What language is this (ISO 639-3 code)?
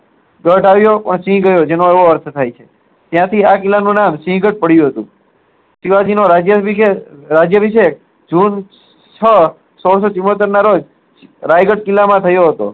guj